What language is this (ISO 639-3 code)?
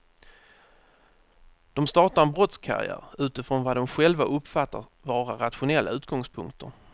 swe